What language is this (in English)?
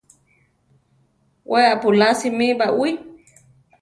Central Tarahumara